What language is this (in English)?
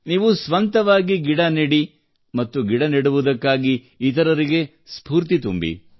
Kannada